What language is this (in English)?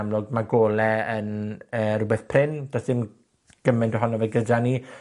Welsh